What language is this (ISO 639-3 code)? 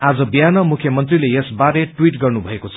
nep